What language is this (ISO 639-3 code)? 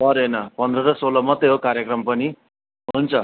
nep